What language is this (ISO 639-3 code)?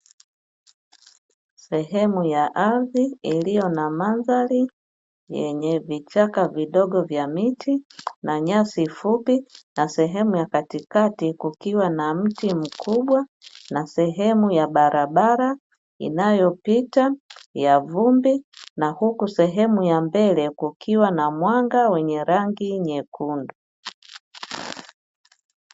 swa